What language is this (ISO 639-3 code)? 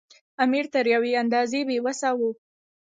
pus